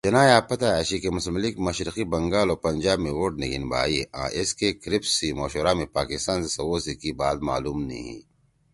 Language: Torwali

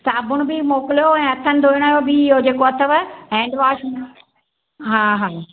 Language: Sindhi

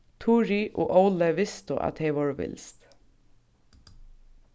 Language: Faroese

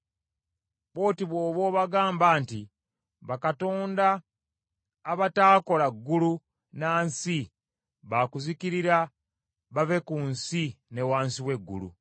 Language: Ganda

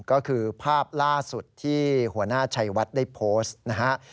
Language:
Thai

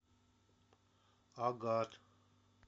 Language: Russian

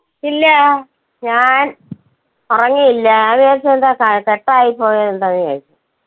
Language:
Malayalam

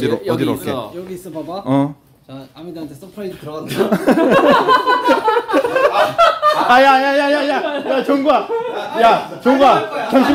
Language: Korean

